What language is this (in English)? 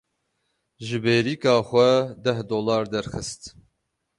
Kurdish